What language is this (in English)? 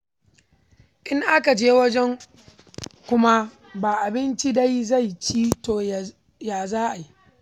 Hausa